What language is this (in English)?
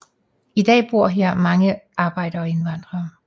Danish